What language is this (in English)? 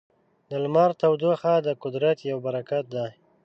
Pashto